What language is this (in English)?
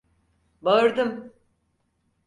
Turkish